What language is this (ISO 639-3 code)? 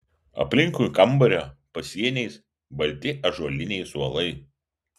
lit